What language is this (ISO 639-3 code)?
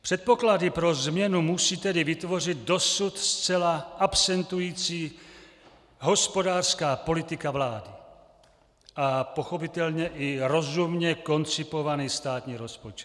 ces